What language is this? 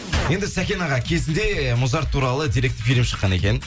Kazakh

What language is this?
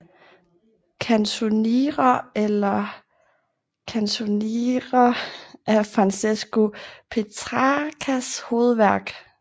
Danish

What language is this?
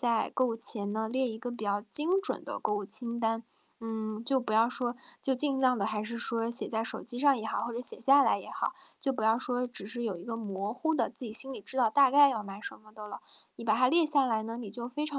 Chinese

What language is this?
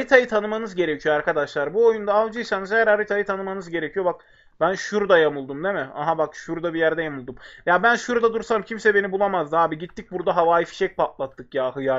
Turkish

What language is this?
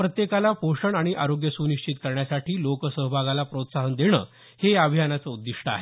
Marathi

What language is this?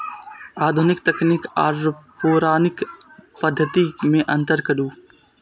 Maithili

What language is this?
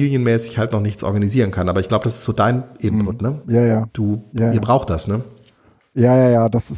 German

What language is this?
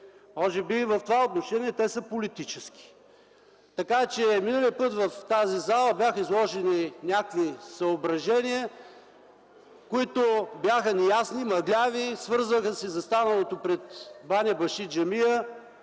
Bulgarian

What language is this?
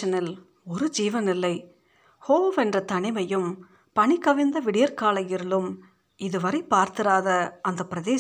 Tamil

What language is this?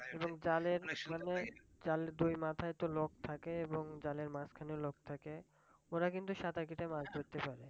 Bangla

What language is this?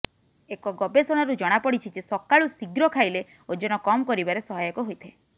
Odia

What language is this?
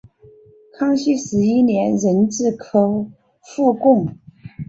Chinese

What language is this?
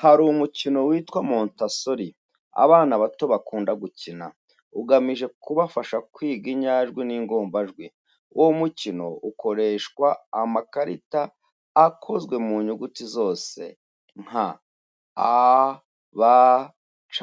Kinyarwanda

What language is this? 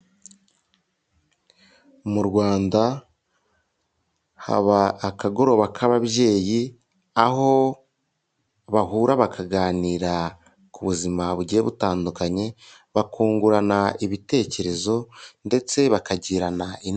Kinyarwanda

